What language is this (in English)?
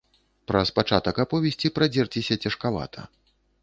Belarusian